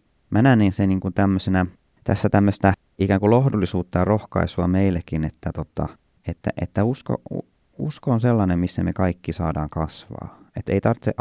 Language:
Finnish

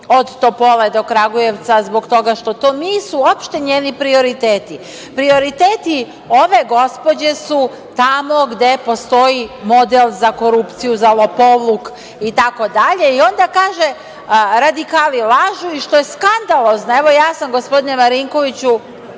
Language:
Serbian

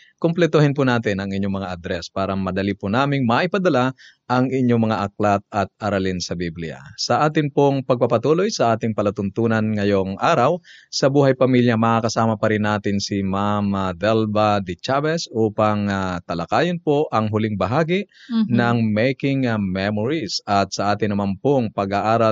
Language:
Filipino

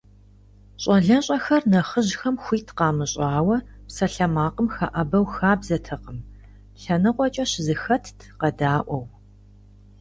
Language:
Kabardian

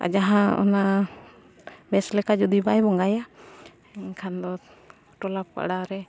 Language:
Santali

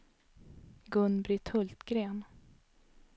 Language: Swedish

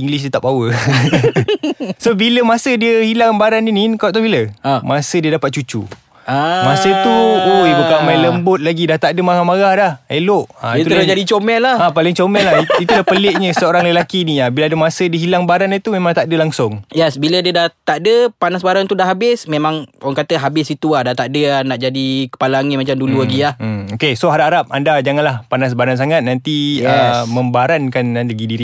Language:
Malay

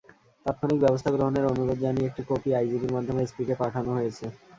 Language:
Bangla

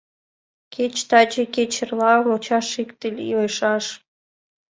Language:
Mari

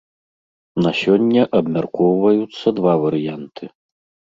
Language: Belarusian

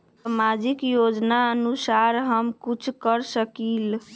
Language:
Magahi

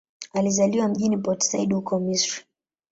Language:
Swahili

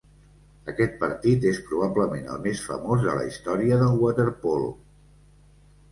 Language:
Catalan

